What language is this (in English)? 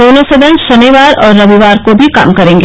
Hindi